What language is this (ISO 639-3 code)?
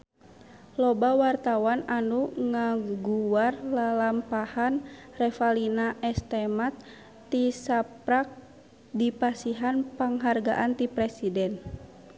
sun